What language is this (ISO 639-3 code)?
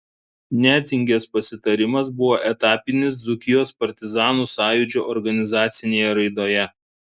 lit